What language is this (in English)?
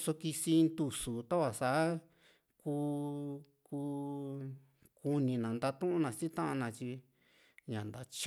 Juxtlahuaca Mixtec